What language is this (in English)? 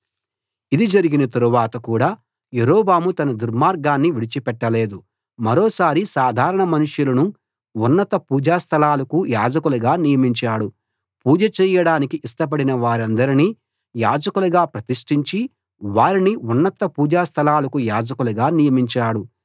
Telugu